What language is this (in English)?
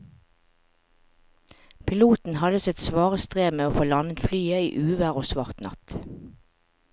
Norwegian